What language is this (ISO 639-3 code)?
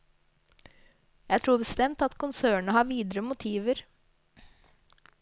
nor